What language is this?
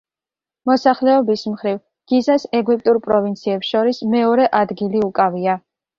Georgian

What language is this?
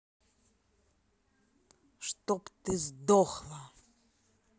Russian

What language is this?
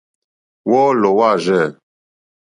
Mokpwe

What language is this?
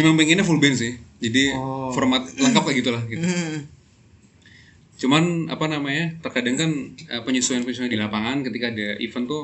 Indonesian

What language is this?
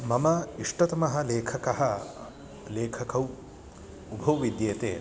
Sanskrit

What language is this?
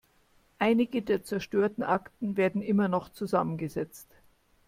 German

